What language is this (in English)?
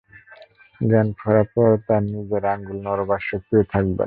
Bangla